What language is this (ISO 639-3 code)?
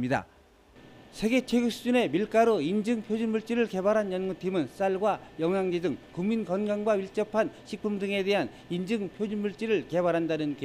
kor